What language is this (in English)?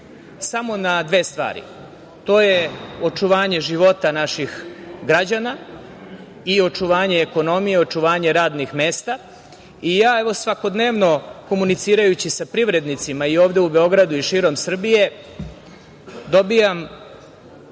Serbian